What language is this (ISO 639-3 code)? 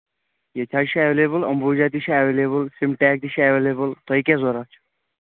kas